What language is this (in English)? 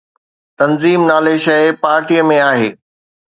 Sindhi